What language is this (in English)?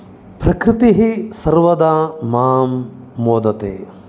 Sanskrit